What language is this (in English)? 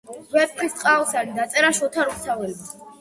Georgian